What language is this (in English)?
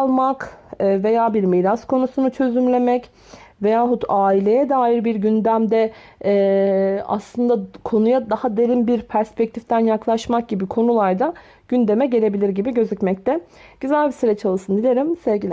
Turkish